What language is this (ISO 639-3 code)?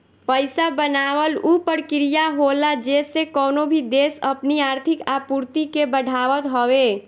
bho